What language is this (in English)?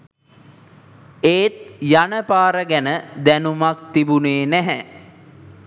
Sinhala